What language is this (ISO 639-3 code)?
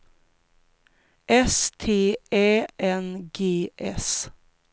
swe